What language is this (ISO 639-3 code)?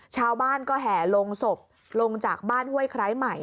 tha